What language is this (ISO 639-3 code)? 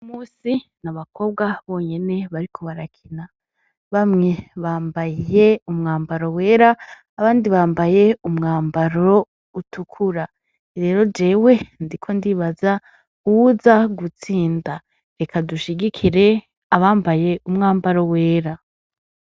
run